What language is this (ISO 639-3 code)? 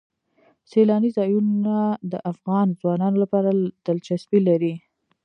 pus